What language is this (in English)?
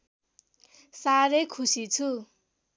Nepali